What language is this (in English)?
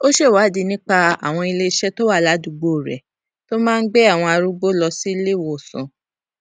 Yoruba